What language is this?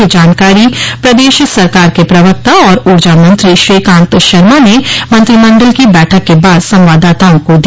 Hindi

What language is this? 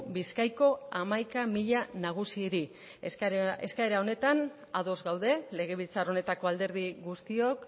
Basque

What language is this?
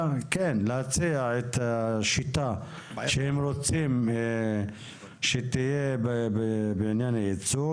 Hebrew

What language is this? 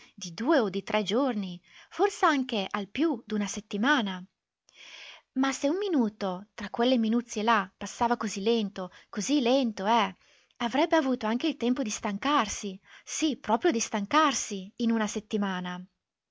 Italian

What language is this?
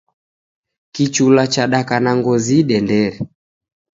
Taita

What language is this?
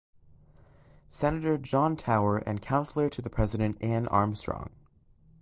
English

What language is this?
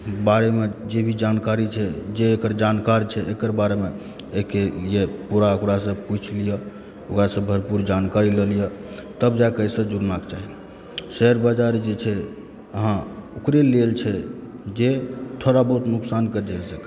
Maithili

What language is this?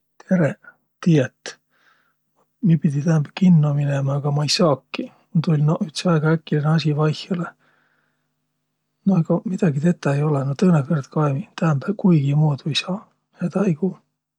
Võro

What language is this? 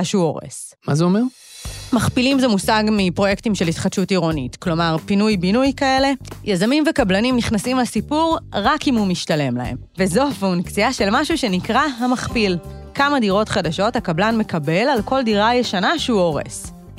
Hebrew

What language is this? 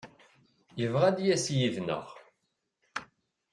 Kabyle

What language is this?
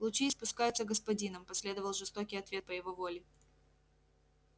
Russian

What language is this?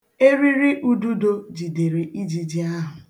Igbo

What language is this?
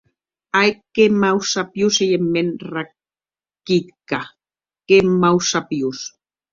Occitan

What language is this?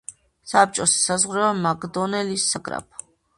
Georgian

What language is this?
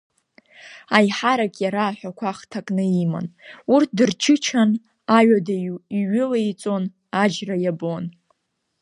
Abkhazian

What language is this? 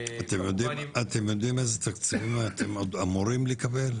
Hebrew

